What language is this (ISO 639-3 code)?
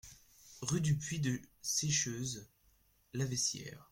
fra